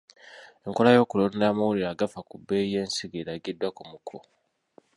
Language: Ganda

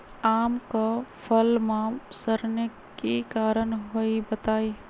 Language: Magahi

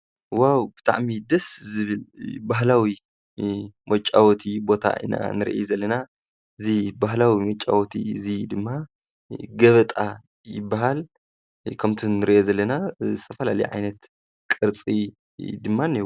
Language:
Tigrinya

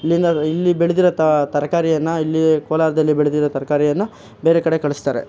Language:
Kannada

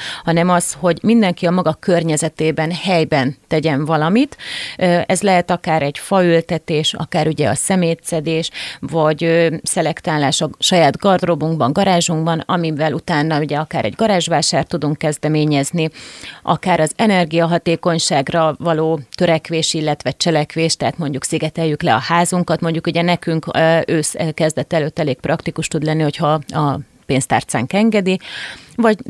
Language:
Hungarian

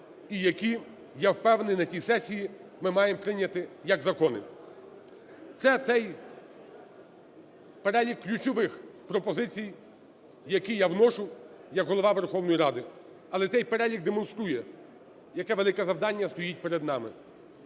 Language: Ukrainian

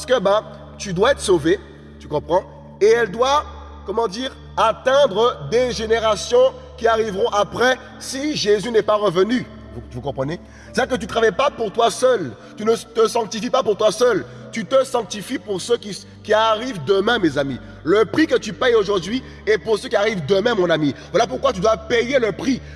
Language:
French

